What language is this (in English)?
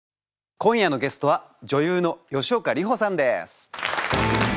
Japanese